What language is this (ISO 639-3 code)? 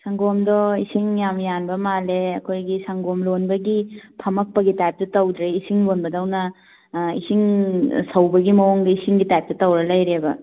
mni